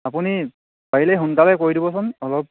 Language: Assamese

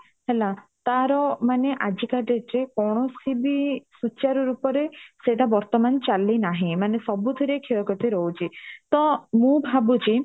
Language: Odia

